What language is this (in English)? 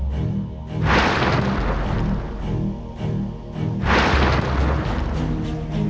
Indonesian